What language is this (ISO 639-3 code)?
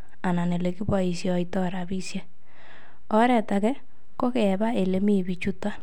kln